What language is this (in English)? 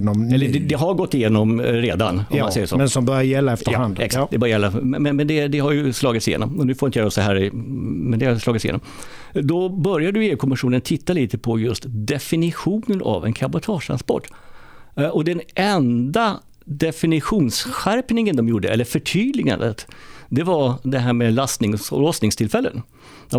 Swedish